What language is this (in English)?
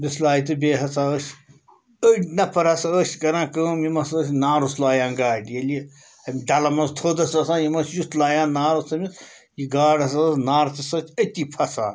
Kashmiri